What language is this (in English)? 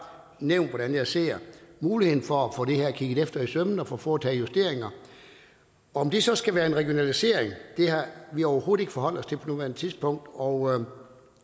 Danish